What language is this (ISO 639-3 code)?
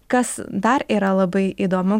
lit